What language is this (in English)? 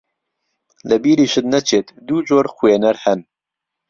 Central Kurdish